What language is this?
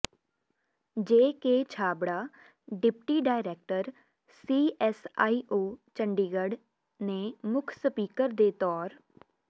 Punjabi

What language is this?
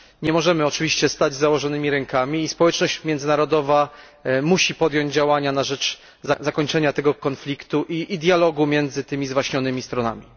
Polish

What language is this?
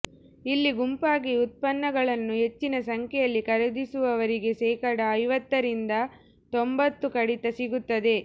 Kannada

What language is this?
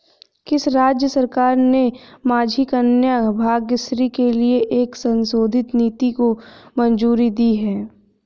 Hindi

